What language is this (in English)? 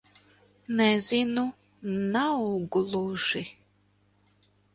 Latvian